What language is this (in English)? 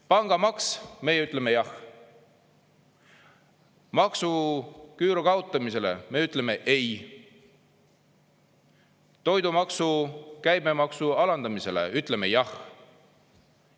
Estonian